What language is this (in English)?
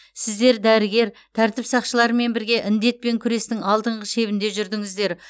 Kazakh